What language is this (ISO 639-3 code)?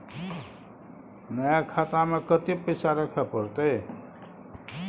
mai